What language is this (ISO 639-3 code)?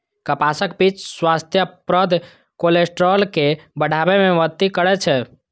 mai